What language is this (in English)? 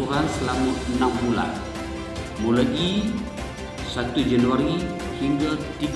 Malay